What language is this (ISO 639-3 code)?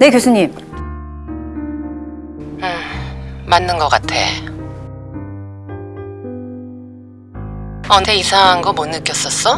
kor